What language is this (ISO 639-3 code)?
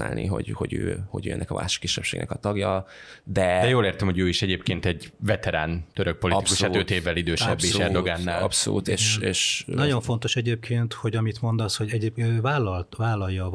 hun